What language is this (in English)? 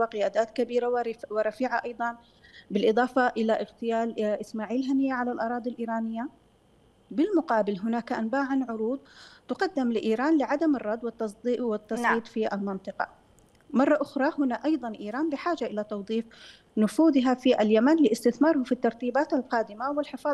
Arabic